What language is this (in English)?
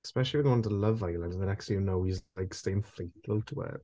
English